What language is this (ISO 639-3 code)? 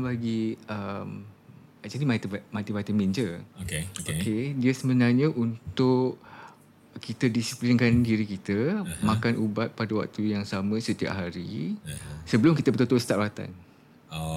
msa